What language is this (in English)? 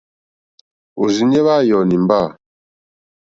Mokpwe